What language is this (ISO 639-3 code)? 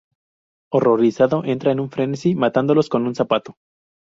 spa